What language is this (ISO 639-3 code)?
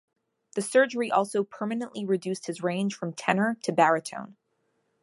eng